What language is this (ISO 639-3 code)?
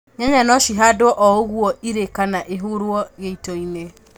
kik